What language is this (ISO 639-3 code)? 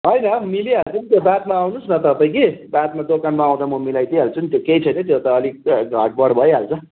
nep